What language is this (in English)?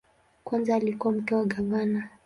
Swahili